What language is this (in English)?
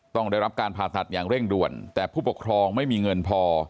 Thai